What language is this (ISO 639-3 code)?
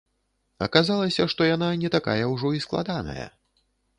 bel